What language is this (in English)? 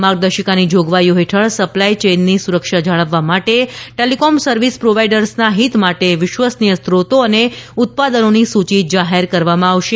Gujarati